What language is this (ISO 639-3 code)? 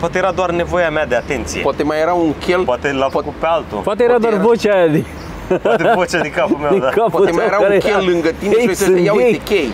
ron